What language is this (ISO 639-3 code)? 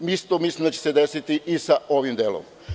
srp